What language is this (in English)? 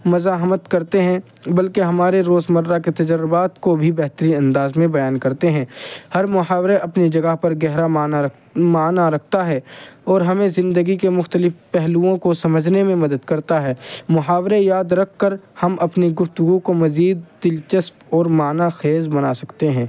Urdu